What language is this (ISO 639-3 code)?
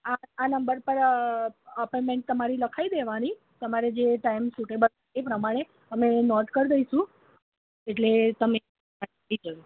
guj